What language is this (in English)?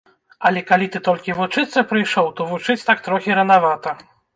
Belarusian